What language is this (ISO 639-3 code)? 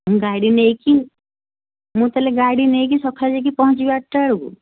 ori